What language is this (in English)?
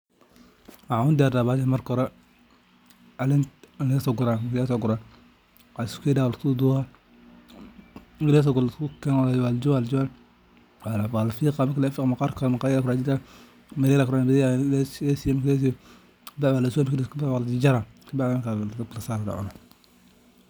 Somali